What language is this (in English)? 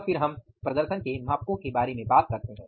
Hindi